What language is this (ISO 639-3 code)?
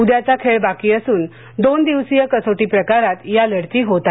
mar